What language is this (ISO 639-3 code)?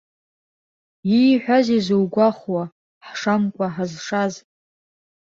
abk